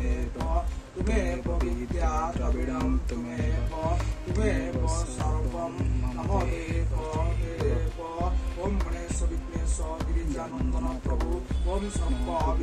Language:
Hindi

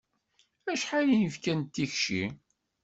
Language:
Kabyle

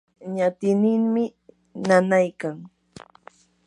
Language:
Yanahuanca Pasco Quechua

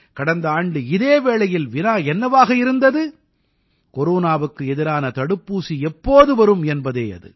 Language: Tamil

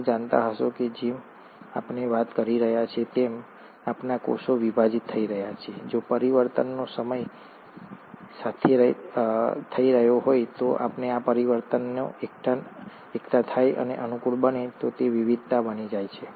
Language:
Gujarati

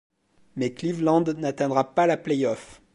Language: French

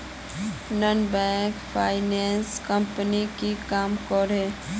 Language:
Magahi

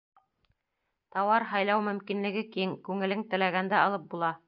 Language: Bashkir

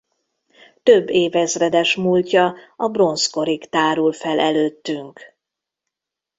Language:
Hungarian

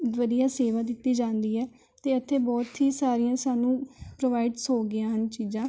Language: Punjabi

